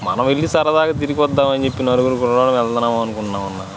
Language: Telugu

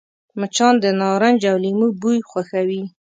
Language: Pashto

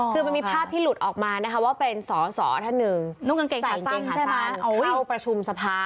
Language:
Thai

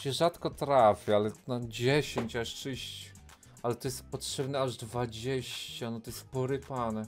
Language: Polish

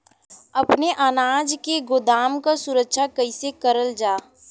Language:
Bhojpuri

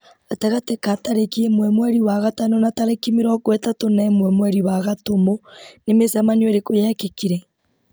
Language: Kikuyu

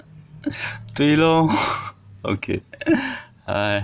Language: English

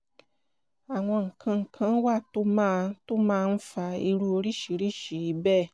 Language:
Yoruba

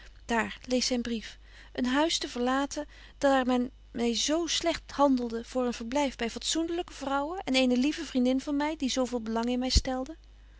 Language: Dutch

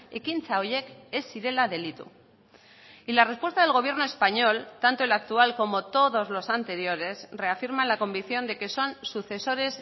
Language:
Spanish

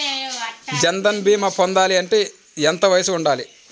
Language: Telugu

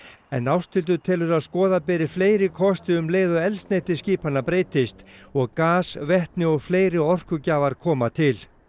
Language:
Icelandic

